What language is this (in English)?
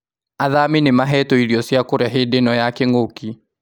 Kikuyu